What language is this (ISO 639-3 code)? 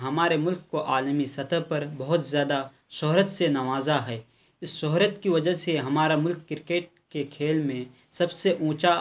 urd